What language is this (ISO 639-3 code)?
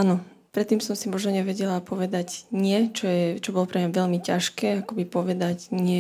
slk